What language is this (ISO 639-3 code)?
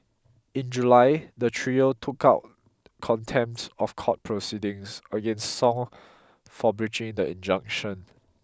eng